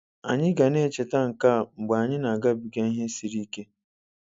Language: Igbo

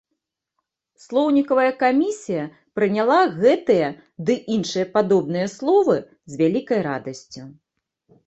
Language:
Belarusian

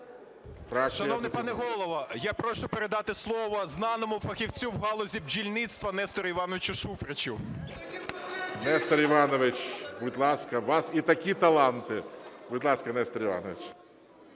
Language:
Ukrainian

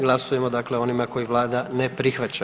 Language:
Croatian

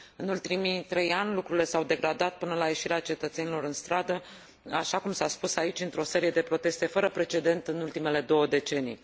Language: Romanian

